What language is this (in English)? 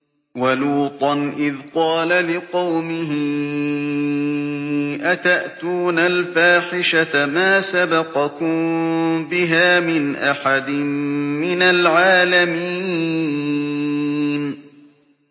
Arabic